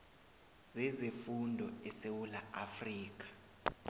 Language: South Ndebele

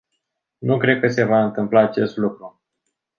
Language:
Romanian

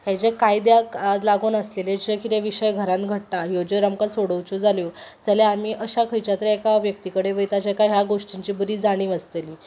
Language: Konkani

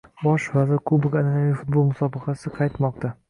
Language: Uzbek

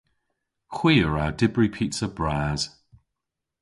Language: Cornish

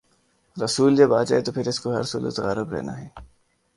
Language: Urdu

